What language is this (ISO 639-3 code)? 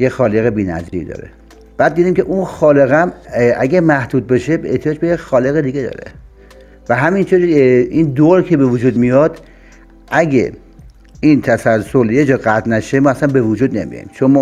fas